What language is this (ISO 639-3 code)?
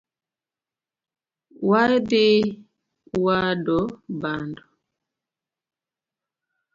luo